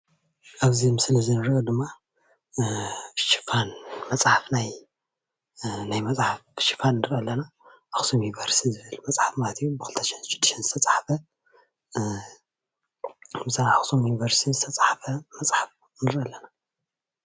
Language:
Tigrinya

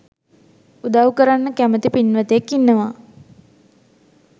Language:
Sinhala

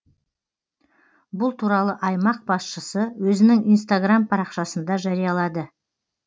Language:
Kazakh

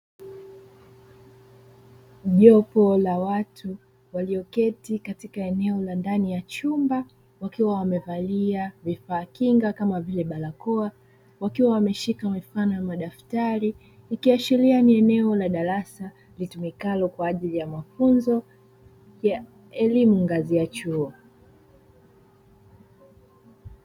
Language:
Swahili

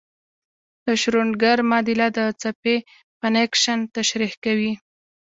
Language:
Pashto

